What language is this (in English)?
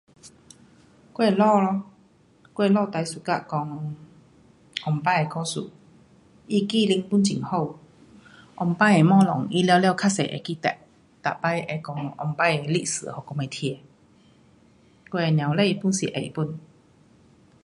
Pu-Xian Chinese